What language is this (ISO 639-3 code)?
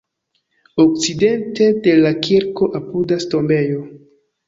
epo